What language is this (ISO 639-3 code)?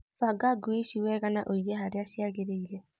kik